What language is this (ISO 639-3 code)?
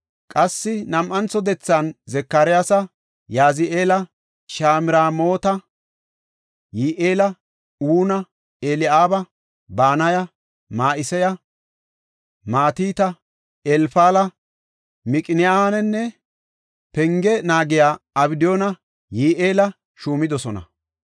gof